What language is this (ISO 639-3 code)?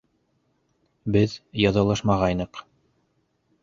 bak